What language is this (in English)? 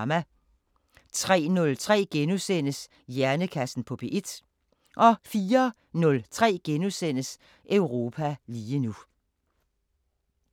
Danish